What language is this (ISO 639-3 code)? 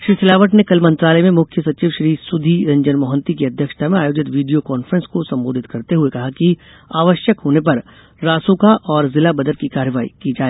hin